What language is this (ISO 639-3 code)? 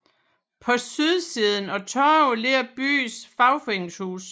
dan